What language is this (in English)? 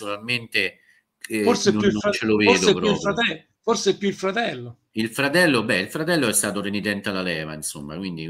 Italian